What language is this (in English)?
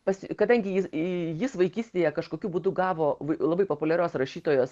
Lithuanian